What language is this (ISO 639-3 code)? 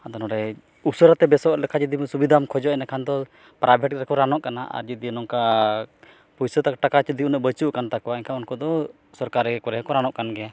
sat